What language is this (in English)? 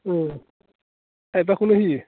Bodo